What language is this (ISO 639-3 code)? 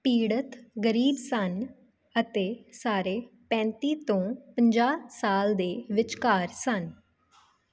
pan